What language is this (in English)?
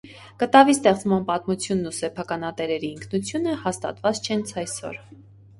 Armenian